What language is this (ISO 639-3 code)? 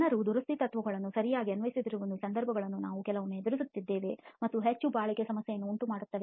kan